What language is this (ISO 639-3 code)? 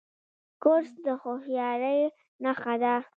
pus